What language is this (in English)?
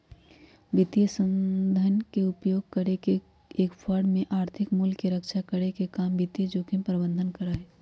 Magahi